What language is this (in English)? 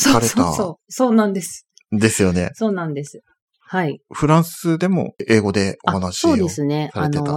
Japanese